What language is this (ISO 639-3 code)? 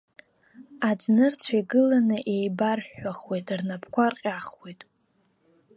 abk